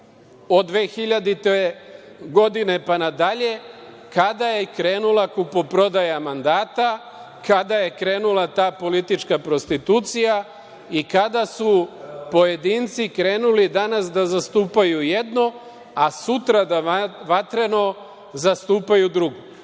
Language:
Serbian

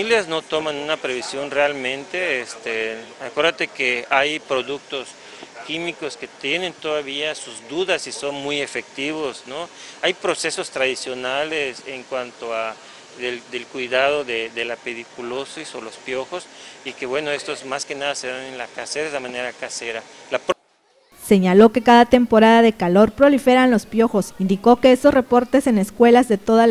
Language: Spanish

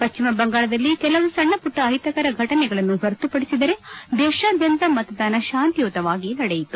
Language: Kannada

